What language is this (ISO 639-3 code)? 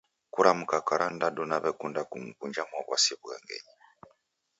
dav